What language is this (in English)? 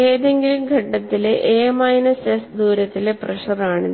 Malayalam